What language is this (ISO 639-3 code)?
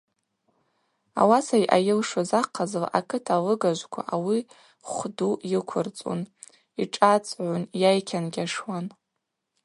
abq